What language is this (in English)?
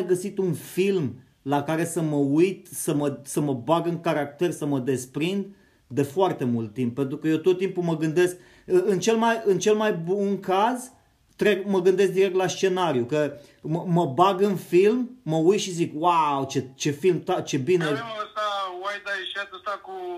Romanian